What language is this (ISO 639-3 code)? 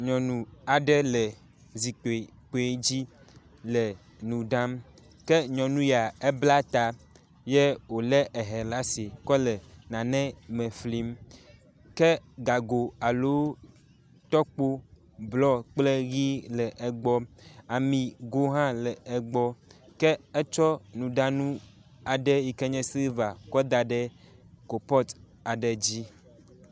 ewe